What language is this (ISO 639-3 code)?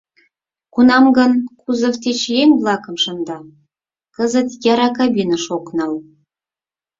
chm